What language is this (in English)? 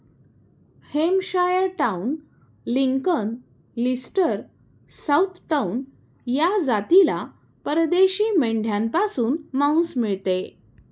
Marathi